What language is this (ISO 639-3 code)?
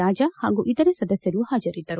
kan